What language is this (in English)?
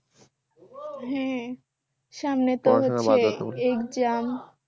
Bangla